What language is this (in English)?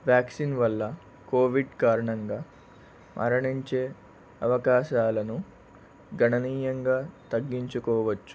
Telugu